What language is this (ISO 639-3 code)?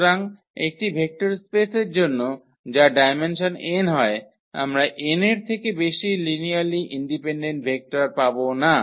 ben